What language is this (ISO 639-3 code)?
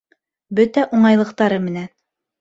bak